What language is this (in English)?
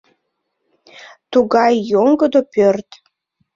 Mari